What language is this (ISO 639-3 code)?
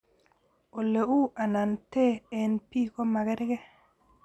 kln